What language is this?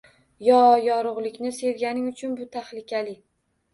Uzbek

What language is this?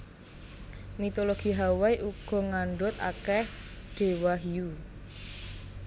Javanese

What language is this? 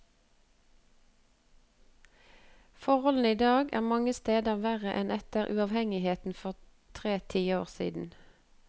Norwegian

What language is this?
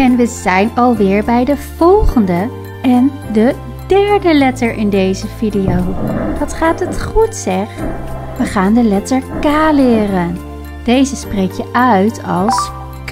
Dutch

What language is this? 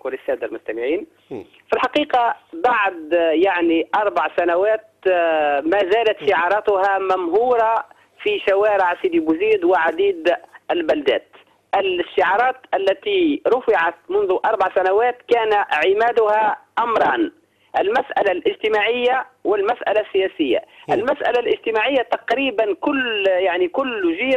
Arabic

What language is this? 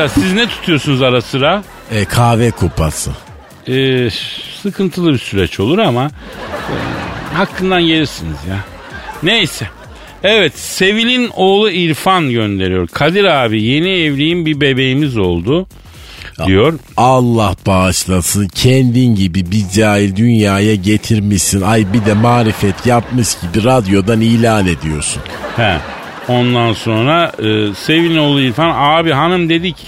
Turkish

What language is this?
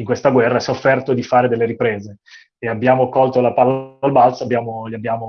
Italian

